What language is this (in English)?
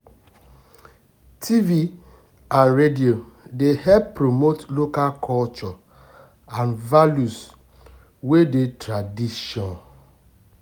Nigerian Pidgin